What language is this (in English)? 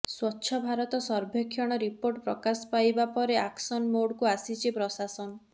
Odia